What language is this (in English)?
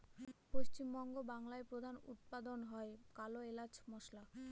Bangla